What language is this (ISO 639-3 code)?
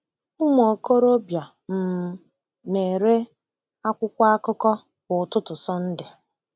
ibo